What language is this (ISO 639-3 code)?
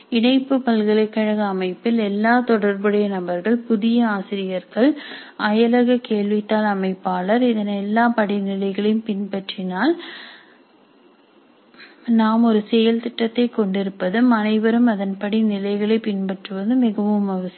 tam